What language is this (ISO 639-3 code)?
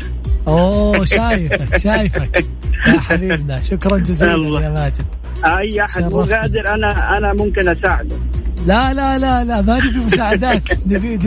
ara